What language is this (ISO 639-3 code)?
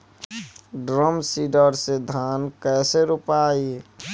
bho